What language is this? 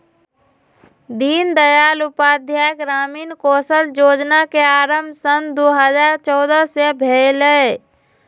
Magahi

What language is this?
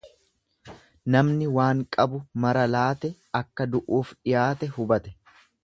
Oromo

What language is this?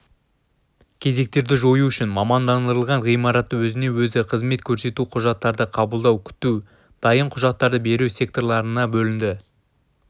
Kazakh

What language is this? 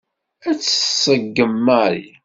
Kabyle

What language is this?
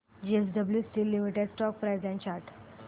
Marathi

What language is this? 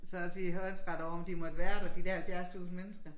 Danish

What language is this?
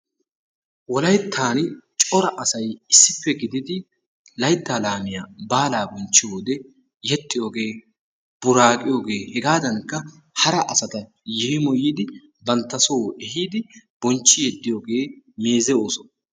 Wolaytta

